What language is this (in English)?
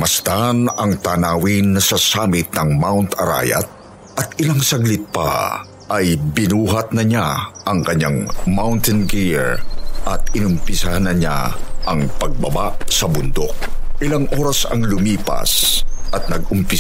Filipino